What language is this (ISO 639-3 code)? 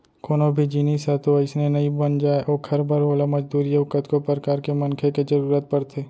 hne